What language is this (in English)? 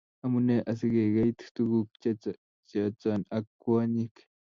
Kalenjin